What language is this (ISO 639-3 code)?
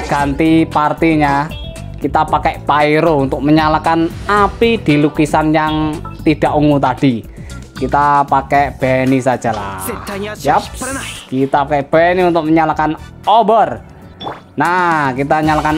ind